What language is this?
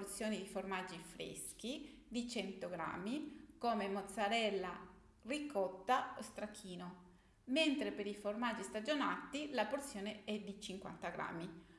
Italian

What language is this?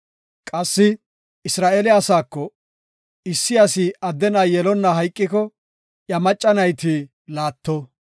Gofa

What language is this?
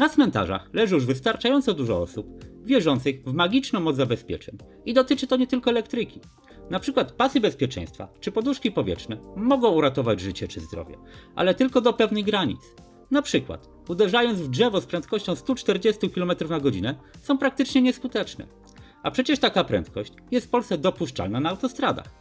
Polish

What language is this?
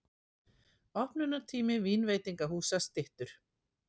Icelandic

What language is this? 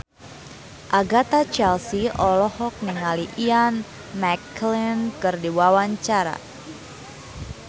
Sundanese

